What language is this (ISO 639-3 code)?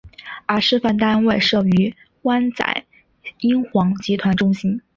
zho